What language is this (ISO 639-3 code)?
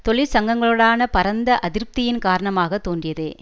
tam